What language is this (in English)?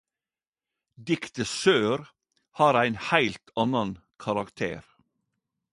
Norwegian Nynorsk